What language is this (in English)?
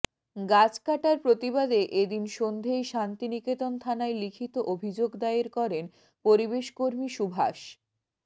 Bangla